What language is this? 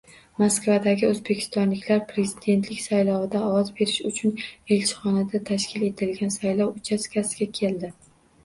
Uzbek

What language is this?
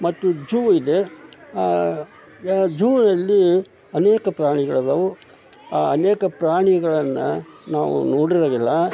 Kannada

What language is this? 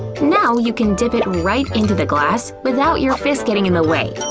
English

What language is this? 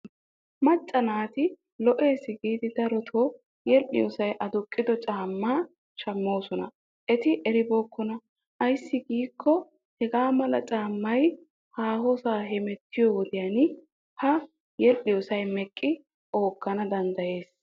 Wolaytta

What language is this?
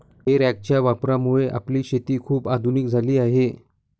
Marathi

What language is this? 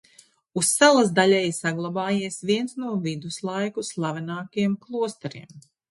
Latvian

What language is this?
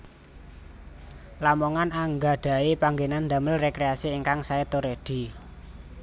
Javanese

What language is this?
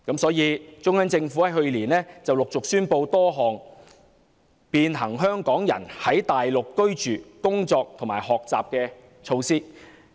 Cantonese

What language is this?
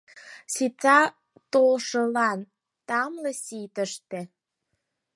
Mari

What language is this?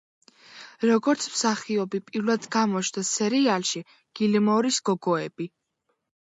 Georgian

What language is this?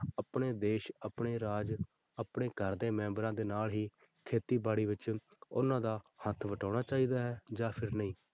Punjabi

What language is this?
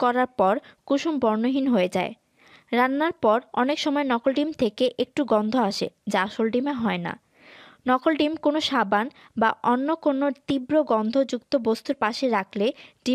Korean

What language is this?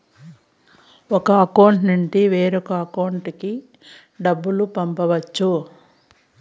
Telugu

